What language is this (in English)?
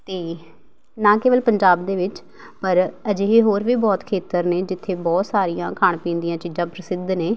Punjabi